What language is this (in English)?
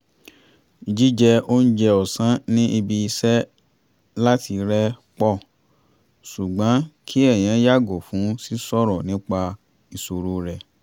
Yoruba